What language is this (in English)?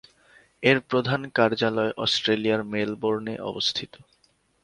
Bangla